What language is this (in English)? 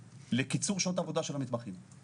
Hebrew